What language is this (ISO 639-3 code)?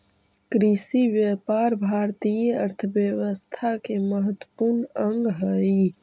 mag